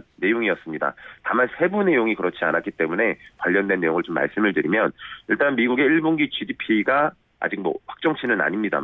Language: Korean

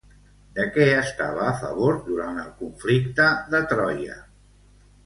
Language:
Catalan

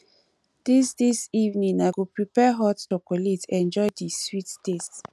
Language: Nigerian Pidgin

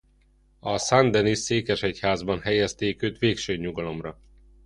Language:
Hungarian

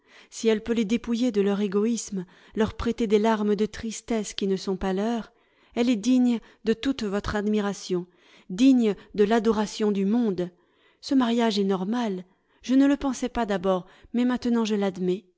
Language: French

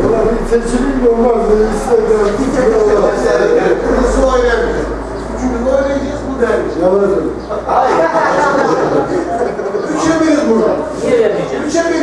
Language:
Turkish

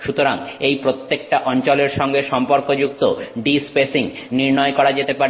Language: Bangla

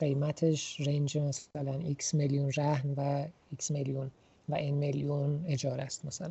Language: Persian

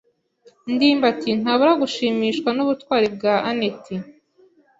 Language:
Kinyarwanda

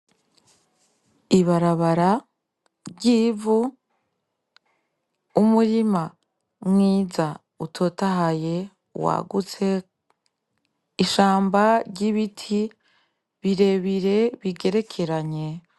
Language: Rundi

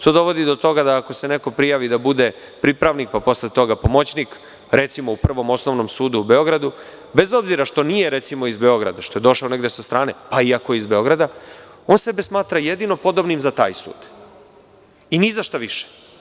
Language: Serbian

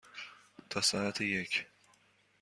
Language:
Persian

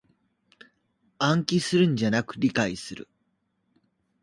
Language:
Japanese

